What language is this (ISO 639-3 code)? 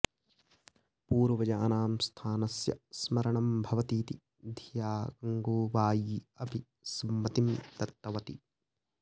san